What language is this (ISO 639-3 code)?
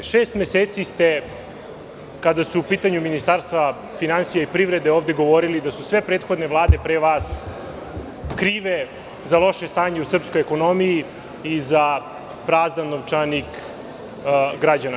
srp